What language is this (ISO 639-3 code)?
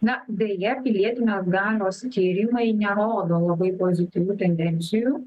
lit